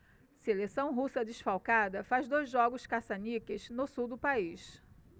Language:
Portuguese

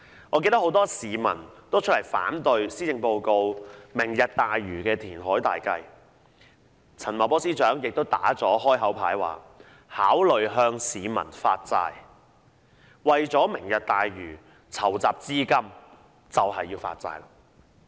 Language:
Cantonese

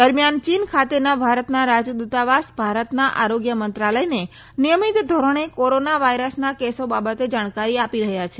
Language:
Gujarati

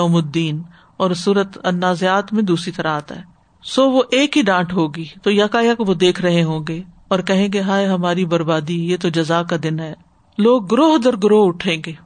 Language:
Urdu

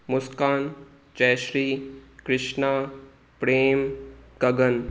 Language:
Sindhi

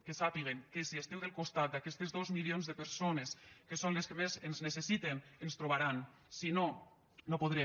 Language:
Catalan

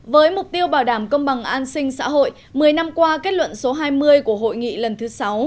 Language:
Vietnamese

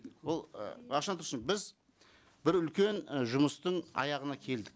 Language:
Kazakh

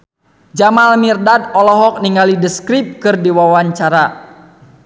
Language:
Sundanese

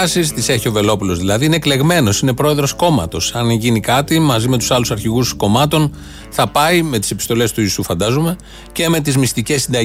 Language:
Greek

